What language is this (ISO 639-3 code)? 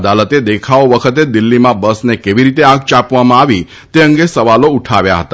guj